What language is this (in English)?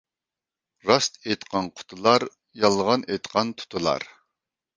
Uyghur